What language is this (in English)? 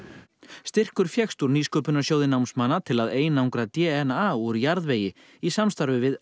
Icelandic